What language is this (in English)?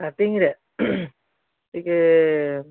Odia